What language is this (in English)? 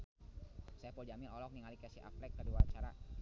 Sundanese